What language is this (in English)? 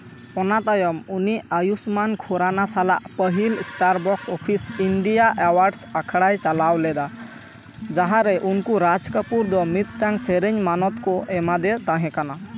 Santali